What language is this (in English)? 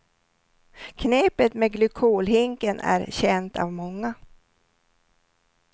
Swedish